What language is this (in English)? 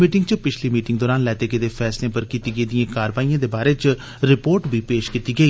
Dogri